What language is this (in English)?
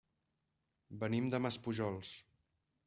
Catalan